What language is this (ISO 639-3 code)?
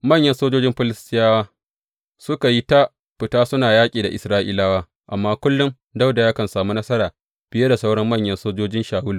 hau